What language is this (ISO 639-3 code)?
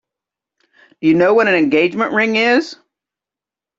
eng